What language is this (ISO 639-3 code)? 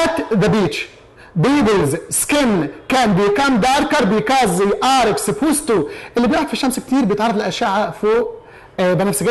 ara